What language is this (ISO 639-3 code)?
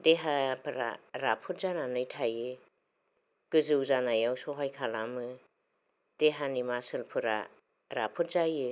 brx